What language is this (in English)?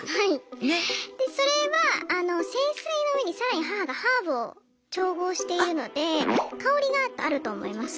Japanese